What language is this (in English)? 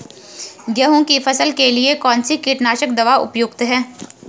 Hindi